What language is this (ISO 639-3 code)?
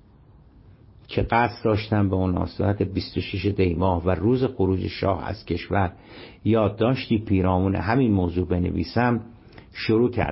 fas